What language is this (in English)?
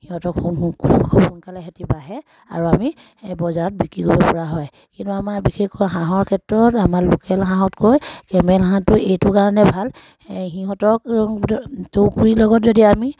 Assamese